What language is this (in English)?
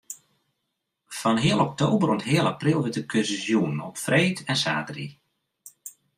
Western Frisian